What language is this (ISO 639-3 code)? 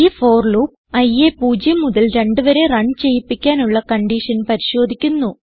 mal